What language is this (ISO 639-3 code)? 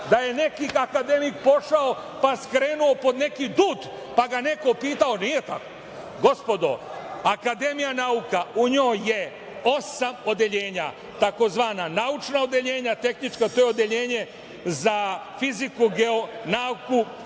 srp